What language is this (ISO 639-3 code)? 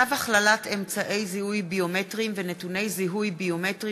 heb